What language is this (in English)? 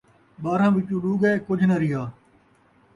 Saraiki